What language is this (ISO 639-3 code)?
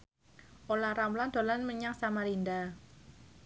jav